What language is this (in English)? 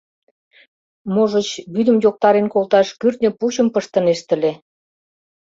Mari